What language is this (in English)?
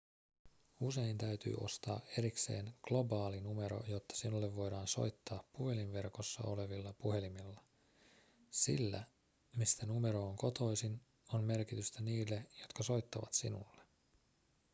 Finnish